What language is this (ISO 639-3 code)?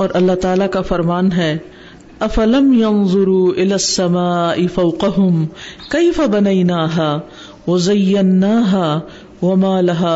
urd